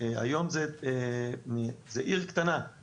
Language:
Hebrew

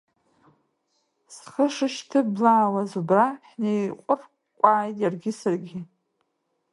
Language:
Abkhazian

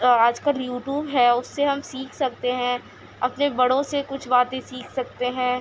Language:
Urdu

